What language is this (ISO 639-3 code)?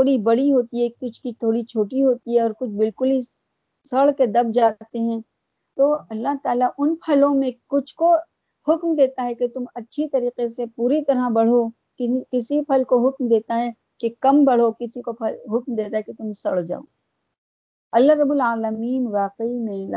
urd